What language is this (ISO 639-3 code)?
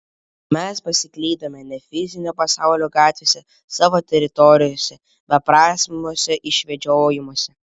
lit